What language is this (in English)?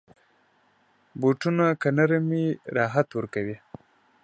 Pashto